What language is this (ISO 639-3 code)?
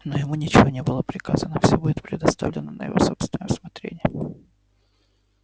rus